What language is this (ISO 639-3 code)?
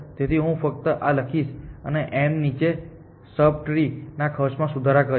guj